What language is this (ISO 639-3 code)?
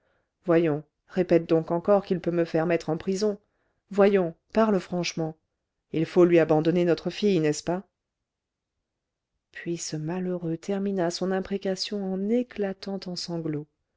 fra